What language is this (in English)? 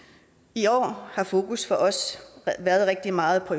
Danish